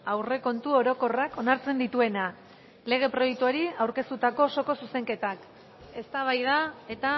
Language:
Basque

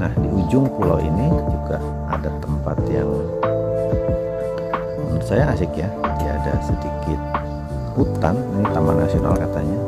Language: Indonesian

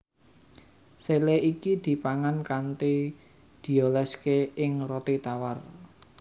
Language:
Javanese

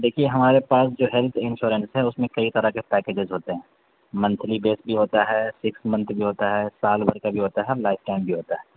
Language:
Urdu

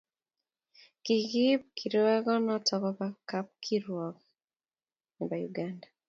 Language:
Kalenjin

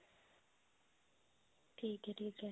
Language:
Punjabi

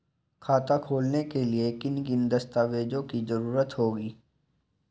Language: Hindi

